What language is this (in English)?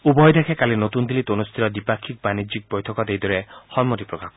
Assamese